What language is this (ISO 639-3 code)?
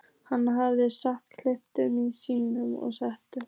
isl